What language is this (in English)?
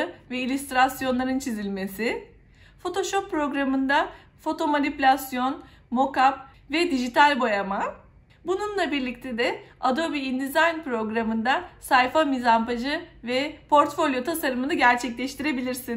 Turkish